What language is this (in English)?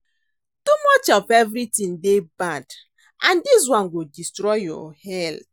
Nigerian Pidgin